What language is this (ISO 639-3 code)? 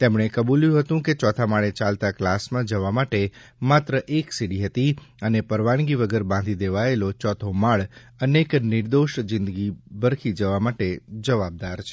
guj